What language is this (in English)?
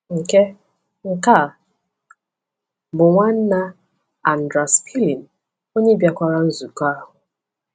Igbo